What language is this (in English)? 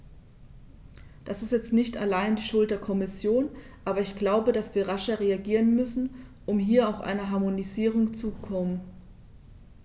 German